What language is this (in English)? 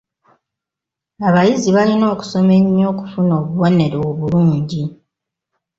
Ganda